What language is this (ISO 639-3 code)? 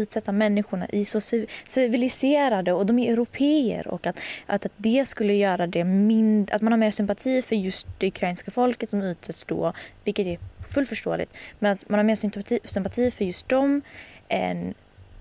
swe